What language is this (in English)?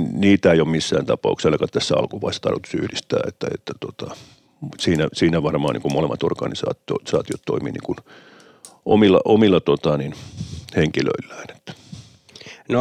Finnish